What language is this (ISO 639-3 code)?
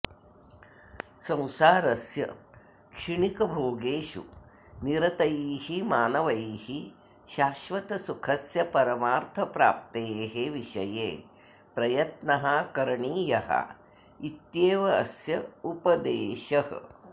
san